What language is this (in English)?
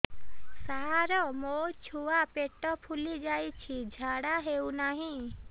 Odia